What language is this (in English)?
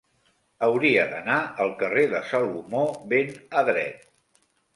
Catalan